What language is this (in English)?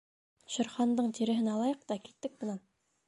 Bashkir